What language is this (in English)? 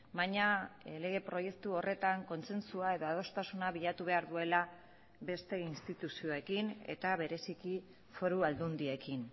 Basque